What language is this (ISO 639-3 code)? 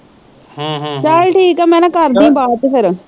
pan